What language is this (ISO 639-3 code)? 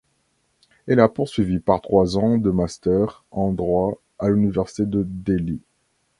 fra